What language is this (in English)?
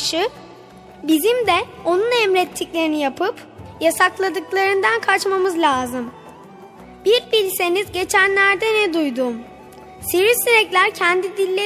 Turkish